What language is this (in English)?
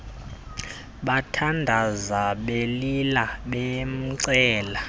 Xhosa